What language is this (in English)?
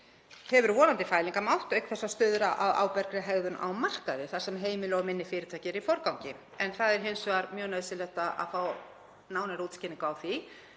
Icelandic